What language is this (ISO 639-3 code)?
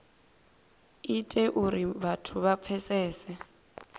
ven